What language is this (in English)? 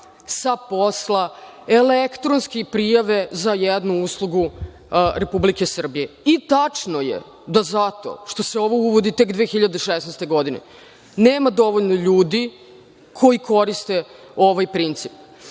Serbian